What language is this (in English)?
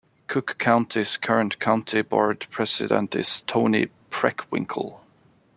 English